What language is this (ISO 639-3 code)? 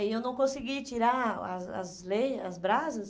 por